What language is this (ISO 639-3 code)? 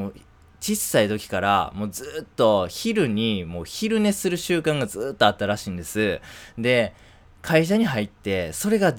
jpn